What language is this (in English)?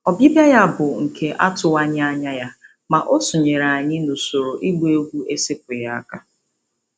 Igbo